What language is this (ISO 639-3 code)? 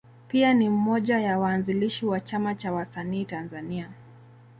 swa